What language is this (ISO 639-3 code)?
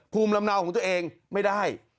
tha